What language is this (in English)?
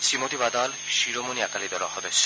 Assamese